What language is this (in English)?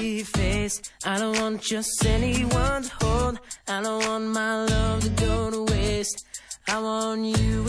Slovak